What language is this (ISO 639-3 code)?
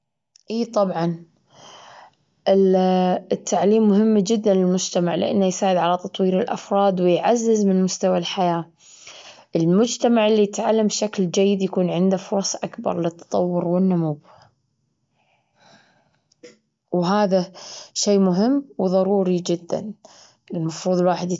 afb